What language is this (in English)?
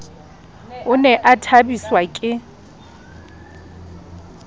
Southern Sotho